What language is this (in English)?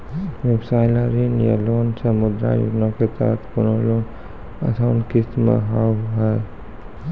Maithili